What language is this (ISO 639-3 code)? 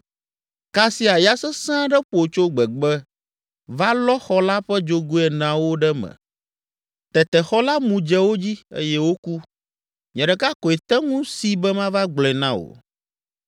ewe